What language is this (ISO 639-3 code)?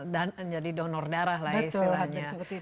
ind